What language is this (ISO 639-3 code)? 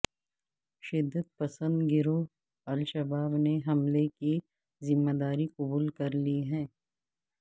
urd